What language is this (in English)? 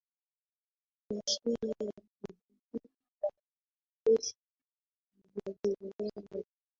Swahili